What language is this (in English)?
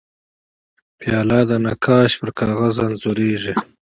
Pashto